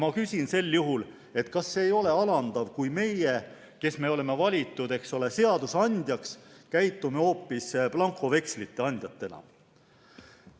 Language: Estonian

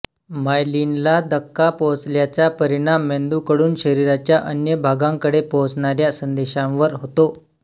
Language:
Marathi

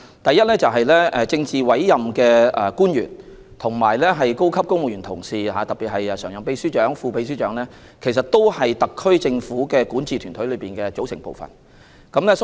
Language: Cantonese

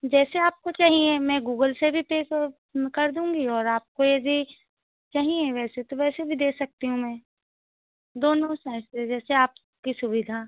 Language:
Hindi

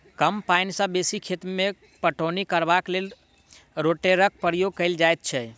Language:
Maithili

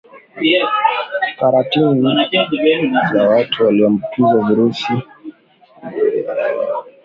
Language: Swahili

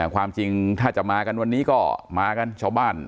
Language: Thai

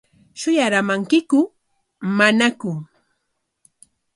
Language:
Corongo Ancash Quechua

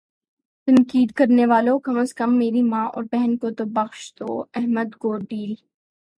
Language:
Urdu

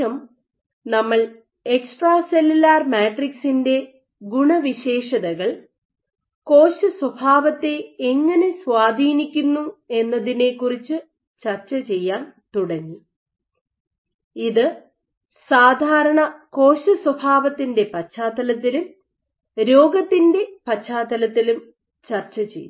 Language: Malayalam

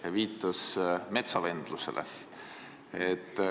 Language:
Estonian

